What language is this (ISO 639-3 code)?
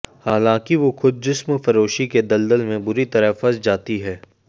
hin